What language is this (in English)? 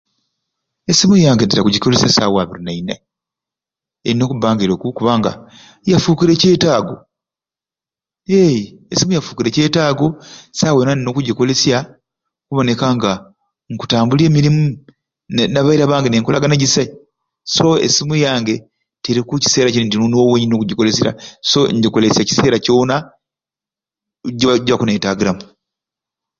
Ruuli